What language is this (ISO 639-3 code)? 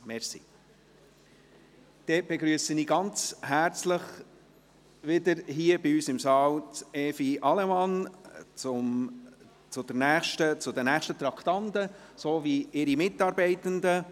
gsw